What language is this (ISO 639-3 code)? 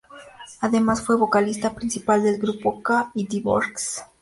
spa